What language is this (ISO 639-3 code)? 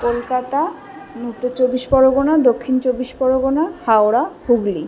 ben